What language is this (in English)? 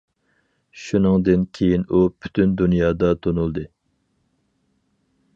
Uyghur